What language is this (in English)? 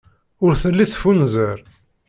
Kabyle